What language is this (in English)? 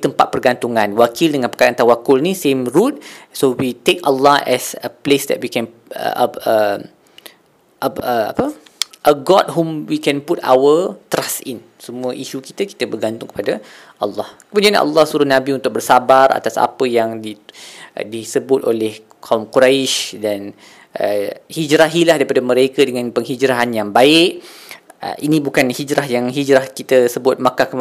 Malay